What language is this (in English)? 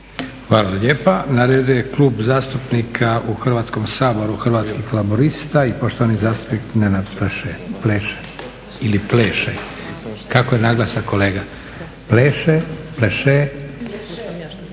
Croatian